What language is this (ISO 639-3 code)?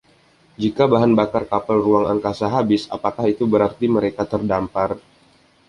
ind